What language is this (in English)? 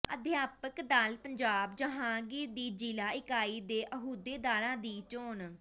Punjabi